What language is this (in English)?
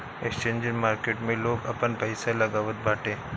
Bhojpuri